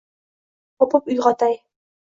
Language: Uzbek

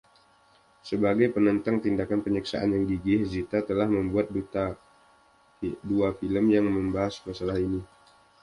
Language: Indonesian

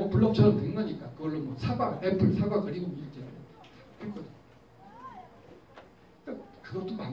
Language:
Korean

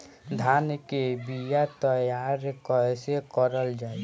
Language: Bhojpuri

